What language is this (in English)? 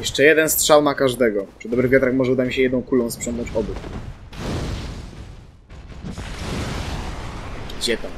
Polish